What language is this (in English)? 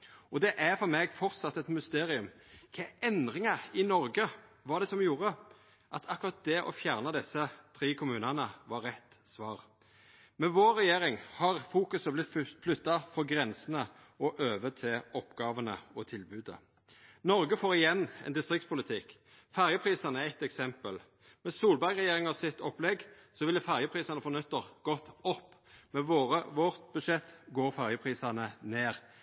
Norwegian Nynorsk